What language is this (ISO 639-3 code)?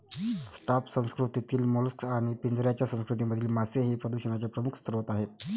mar